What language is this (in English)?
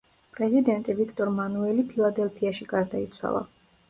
Georgian